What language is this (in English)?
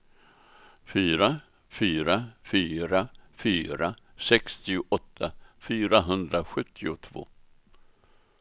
Swedish